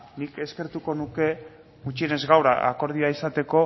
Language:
Basque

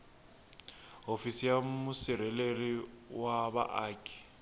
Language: Tsonga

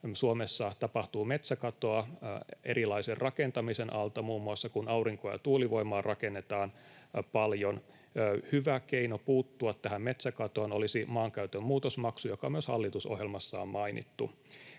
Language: Finnish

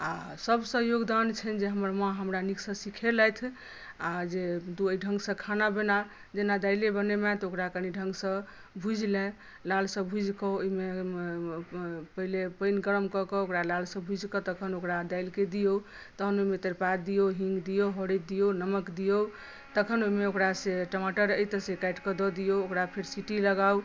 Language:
Maithili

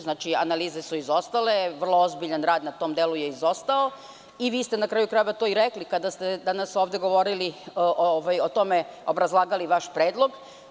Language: Serbian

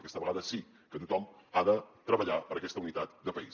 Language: Catalan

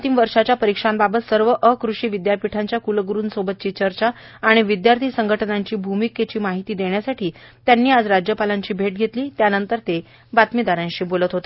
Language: Marathi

